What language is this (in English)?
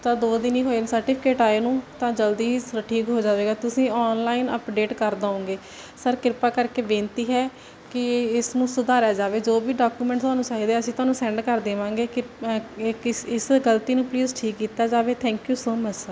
Punjabi